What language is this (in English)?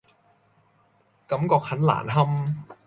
Cantonese